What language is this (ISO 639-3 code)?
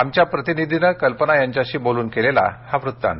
mar